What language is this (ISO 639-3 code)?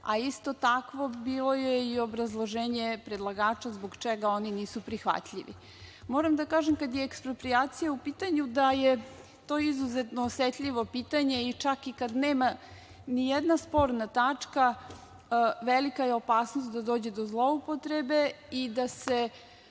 srp